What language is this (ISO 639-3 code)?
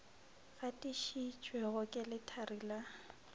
nso